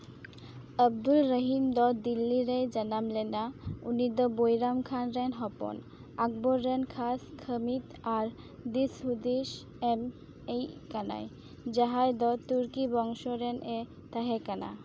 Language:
Santali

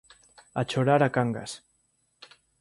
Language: Galician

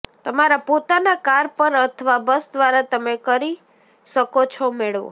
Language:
Gujarati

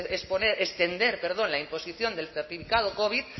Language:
Spanish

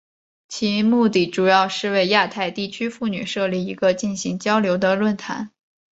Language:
Chinese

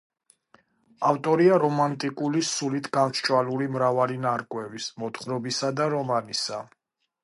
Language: Georgian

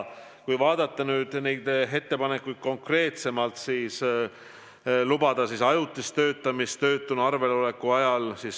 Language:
Estonian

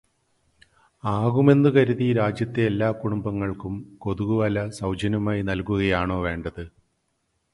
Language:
Malayalam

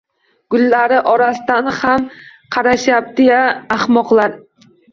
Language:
Uzbek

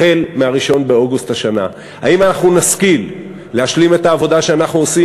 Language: Hebrew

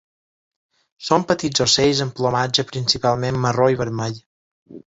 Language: Catalan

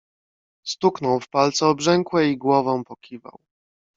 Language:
Polish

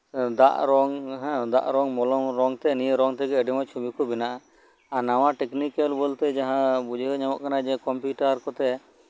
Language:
Santali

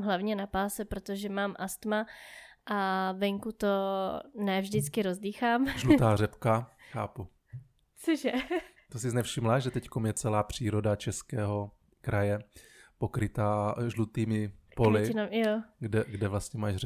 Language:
Czech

